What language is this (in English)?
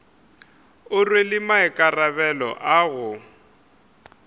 Northern Sotho